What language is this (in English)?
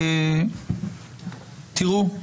Hebrew